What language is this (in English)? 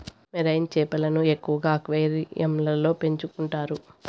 Telugu